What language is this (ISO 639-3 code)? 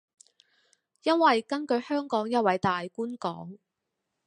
yue